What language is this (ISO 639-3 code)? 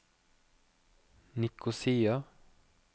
nor